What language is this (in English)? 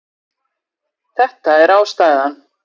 Icelandic